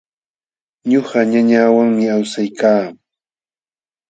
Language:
Jauja Wanca Quechua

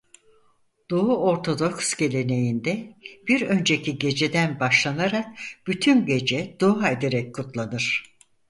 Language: Turkish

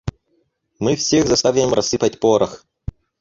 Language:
Russian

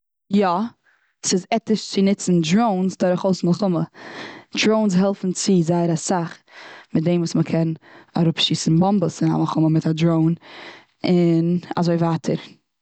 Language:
Yiddish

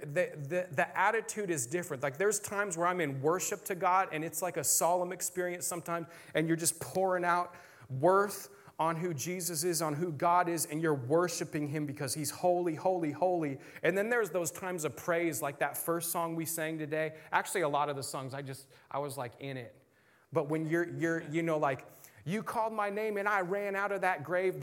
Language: English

